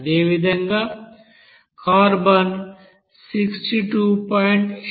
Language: Telugu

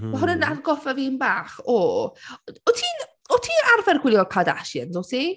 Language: Welsh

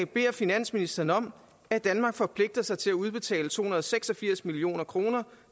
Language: Danish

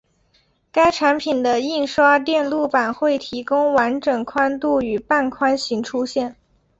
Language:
Chinese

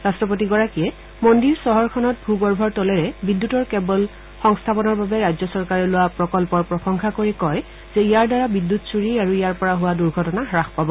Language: Assamese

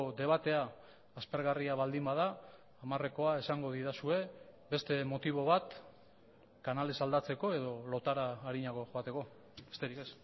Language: Basque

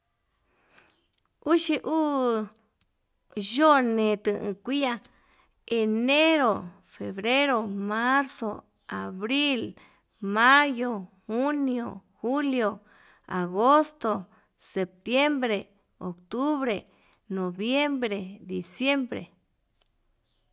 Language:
Yutanduchi Mixtec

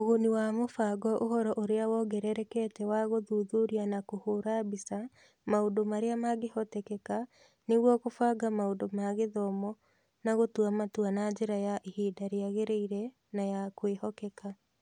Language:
Kikuyu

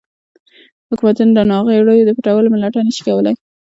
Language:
Pashto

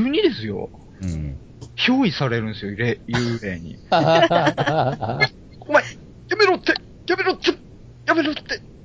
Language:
Japanese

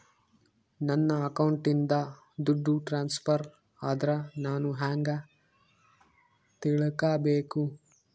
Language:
Kannada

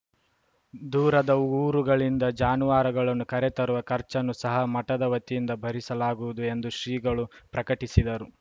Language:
Kannada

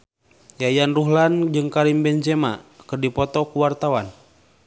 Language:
Sundanese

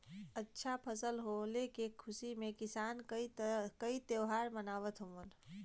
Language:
Bhojpuri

